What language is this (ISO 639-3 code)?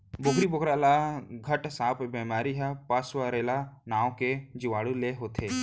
hne